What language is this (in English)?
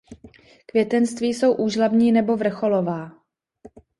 Czech